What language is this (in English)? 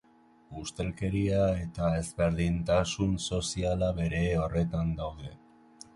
Basque